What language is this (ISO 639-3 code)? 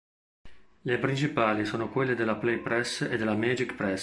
ita